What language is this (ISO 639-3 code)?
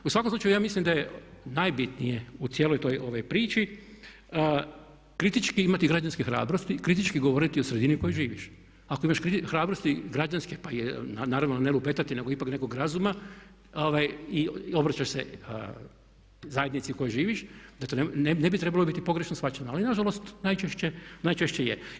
hrv